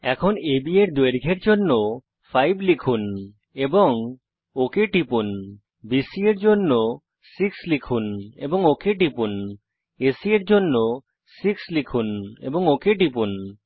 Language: Bangla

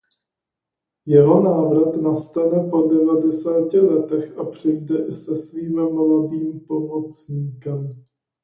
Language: Czech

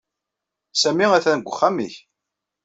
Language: Kabyle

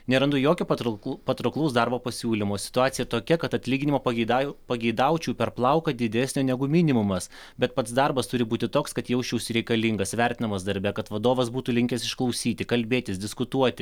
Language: Lithuanian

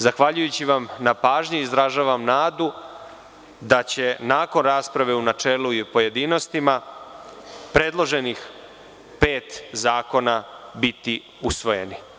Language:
Serbian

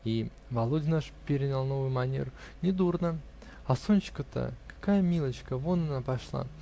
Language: Russian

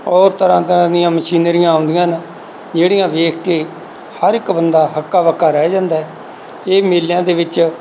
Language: Punjabi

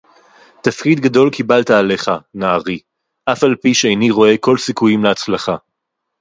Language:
Hebrew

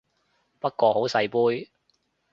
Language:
Cantonese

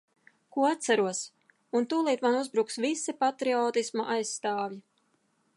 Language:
Latvian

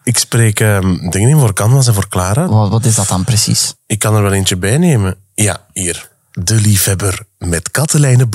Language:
Dutch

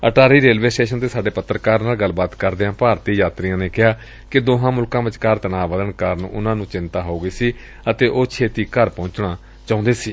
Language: Punjabi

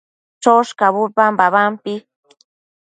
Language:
Matsés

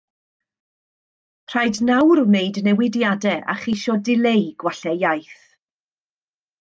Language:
Welsh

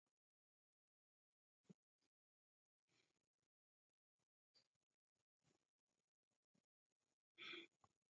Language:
Taita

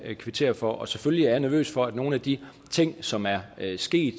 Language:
Danish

